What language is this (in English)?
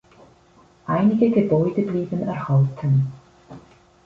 German